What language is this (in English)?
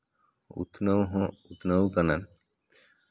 Santali